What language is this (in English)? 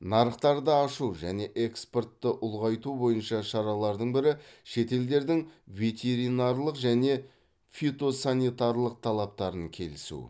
Kazakh